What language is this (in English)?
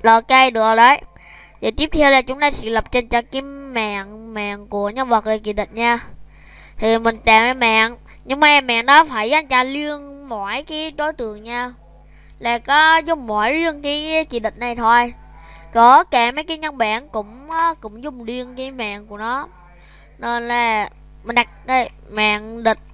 Vietnamese